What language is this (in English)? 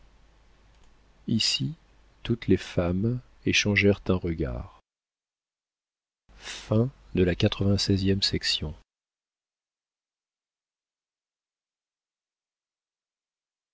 French